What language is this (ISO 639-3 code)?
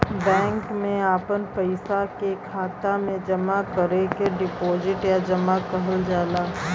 bho